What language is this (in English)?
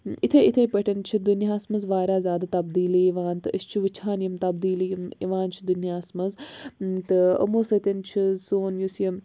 Kashmiri